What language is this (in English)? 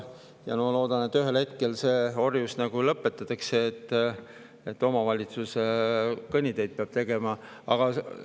Estonian